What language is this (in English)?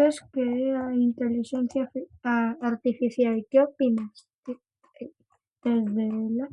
Galician